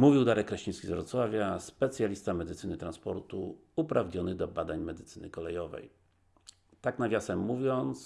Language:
Polish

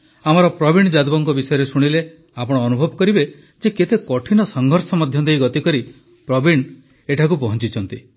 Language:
Odia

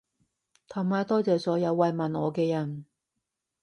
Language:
Cantonese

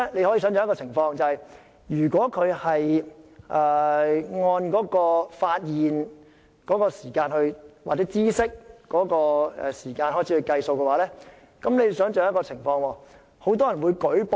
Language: Cantonese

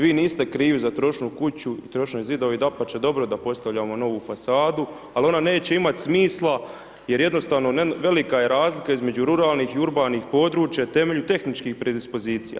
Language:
Croatian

